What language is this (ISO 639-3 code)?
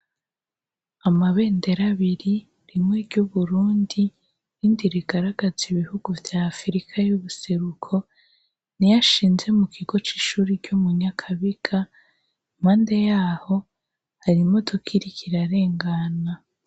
run